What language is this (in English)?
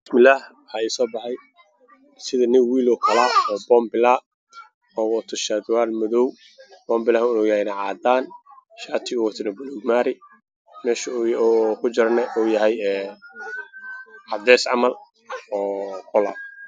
Somali